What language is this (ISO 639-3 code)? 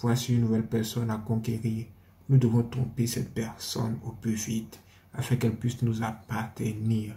fra